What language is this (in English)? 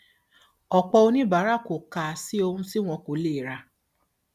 Yoruba